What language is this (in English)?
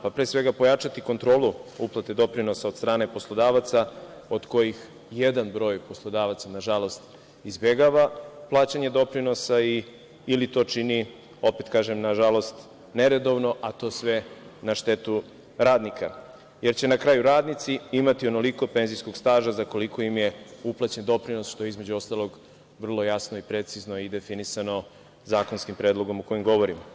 Serbian